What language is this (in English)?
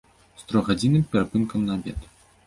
Belarusian